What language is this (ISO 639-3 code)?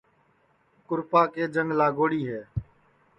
ssi